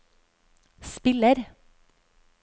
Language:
Norwegian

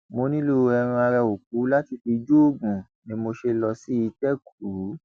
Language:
Yoruba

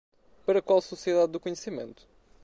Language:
Portuguese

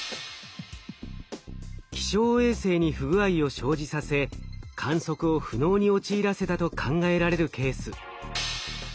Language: Japanese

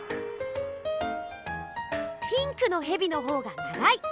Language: Japanese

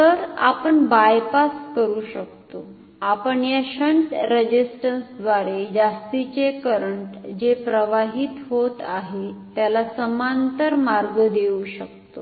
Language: Marathi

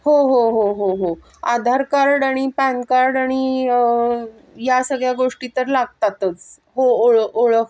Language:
Marathi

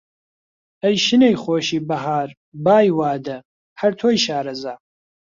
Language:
Central Kurdish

